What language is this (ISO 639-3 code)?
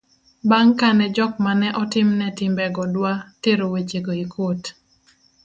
luo